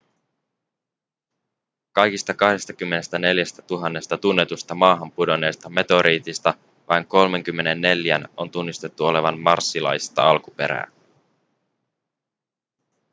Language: Finnish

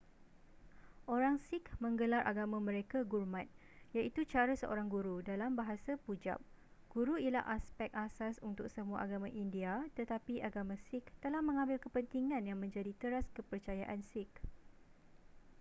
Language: Malay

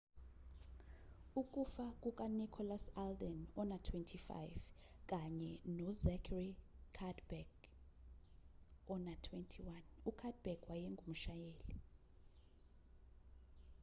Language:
Zulu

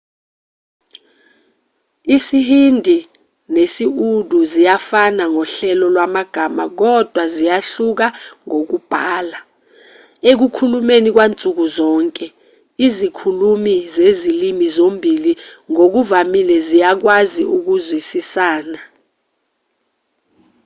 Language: Zulu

